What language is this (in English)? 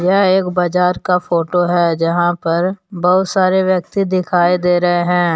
Hindi